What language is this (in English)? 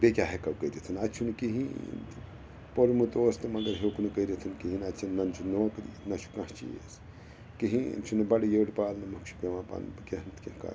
Kashmiri